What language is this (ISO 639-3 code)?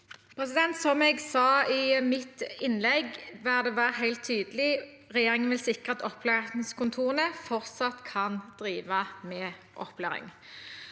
nor